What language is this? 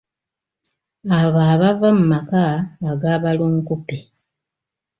Ganda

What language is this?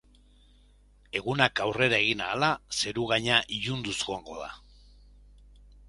Basque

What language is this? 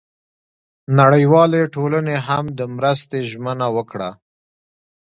Pashto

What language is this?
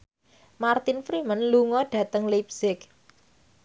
Javanese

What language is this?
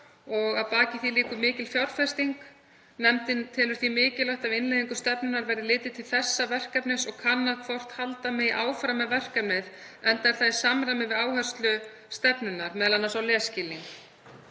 Icelandic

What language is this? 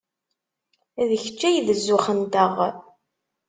Kabyle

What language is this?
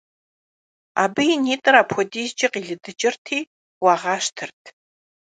Kabardian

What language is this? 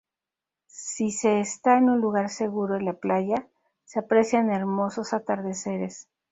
Spanish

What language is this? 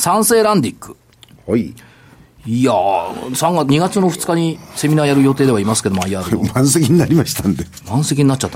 Japanese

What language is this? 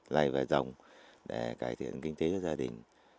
Vietnamese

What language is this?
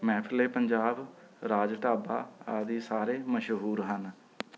Punjabi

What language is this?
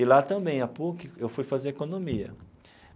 Portuguese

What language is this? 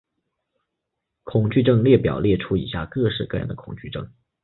Chinese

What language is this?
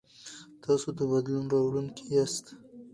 Pashto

